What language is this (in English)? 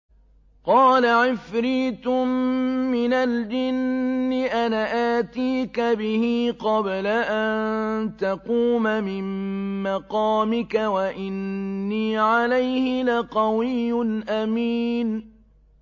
Arabic